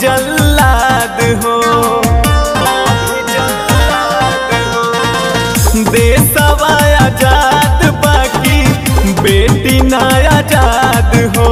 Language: Hindi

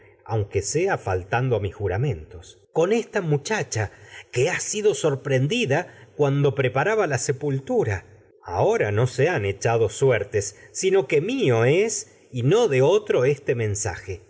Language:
Spanish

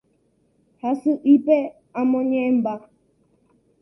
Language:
Guarani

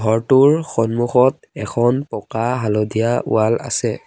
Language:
Assamese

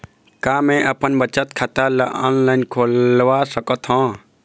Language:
Chhattisgarhi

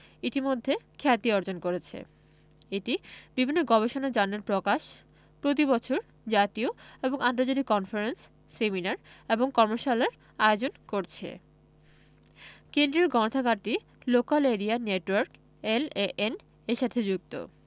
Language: Bangla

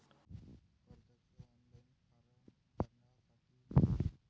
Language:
Marathi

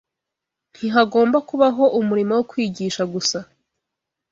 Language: Kinyarwanda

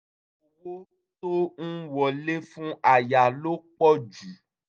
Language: Yoruba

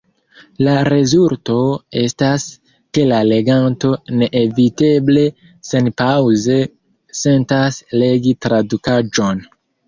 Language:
Esperanto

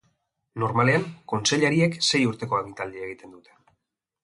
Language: Basque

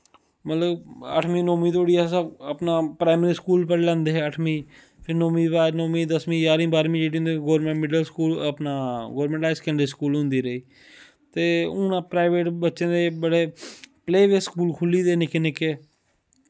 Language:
Dogri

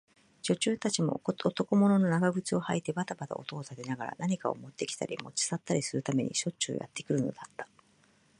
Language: Japanese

